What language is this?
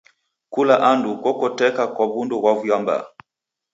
Taita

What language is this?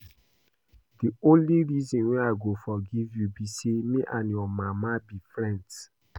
Nigerian Pidgin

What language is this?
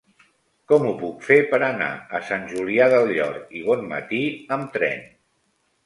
Catalan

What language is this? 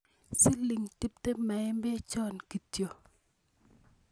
Kalenjin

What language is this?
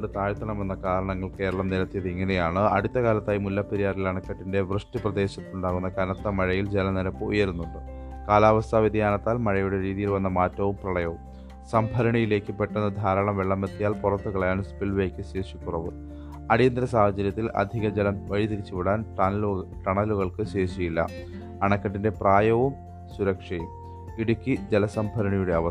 Malayalam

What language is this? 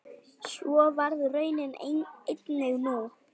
Icelandic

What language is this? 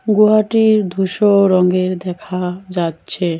Bangla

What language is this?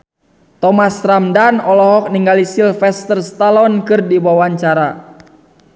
Sundanese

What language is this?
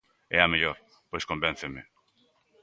Galician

